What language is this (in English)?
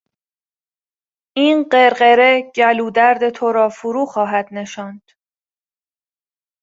Persian